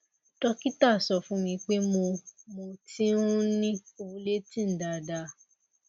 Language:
Yoruba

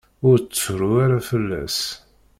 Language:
Kabyle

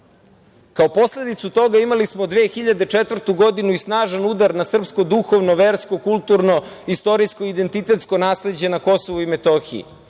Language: Serbian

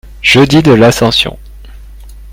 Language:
French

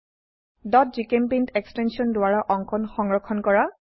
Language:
Assamese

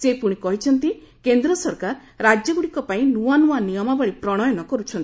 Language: Odia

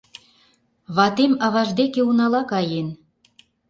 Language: Mari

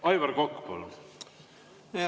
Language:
Estonian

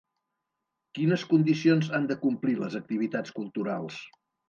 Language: Catalan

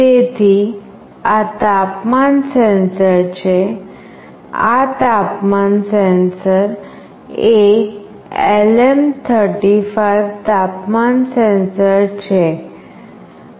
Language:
Gujarati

